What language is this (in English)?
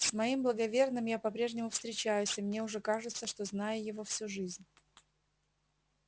Russian